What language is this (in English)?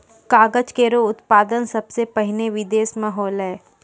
Maithili